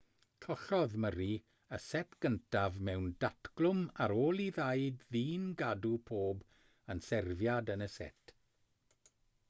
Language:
Welsh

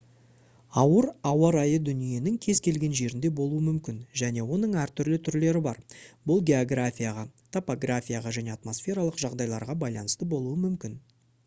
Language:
Kazakh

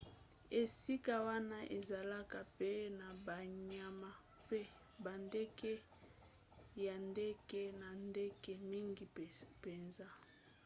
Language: Lingala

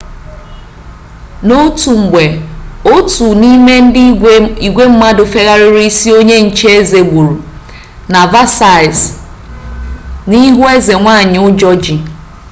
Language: Igbo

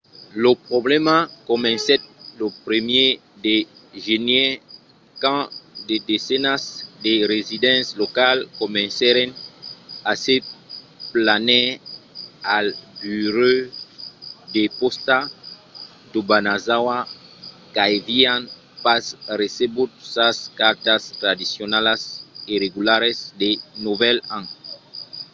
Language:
Occitan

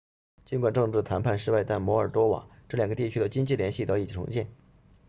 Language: Chinese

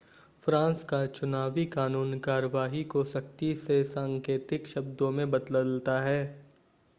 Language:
Hindi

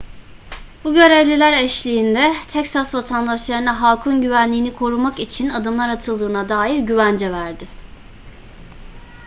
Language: Turkish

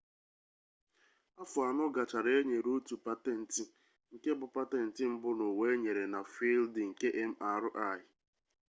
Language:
Igbo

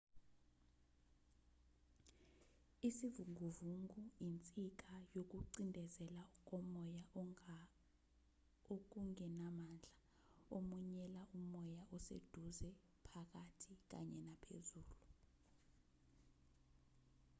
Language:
Zulu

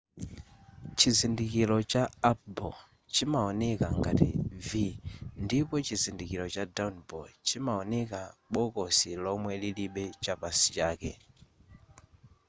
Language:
Nyanja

